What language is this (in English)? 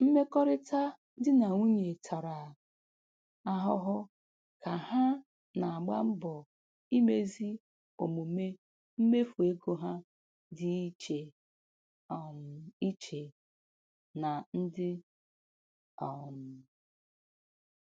Igbo